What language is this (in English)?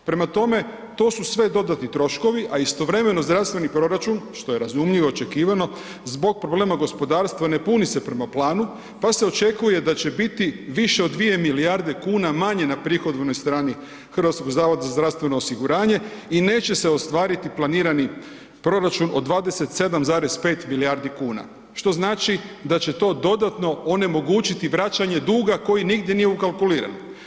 Croatian